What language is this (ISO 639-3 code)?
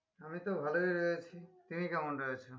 ben